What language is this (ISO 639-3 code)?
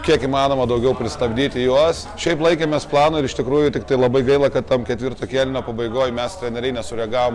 lit